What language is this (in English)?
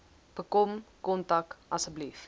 Afrikaans